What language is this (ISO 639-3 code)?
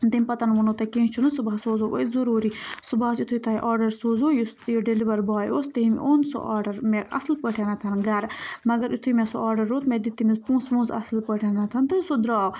kas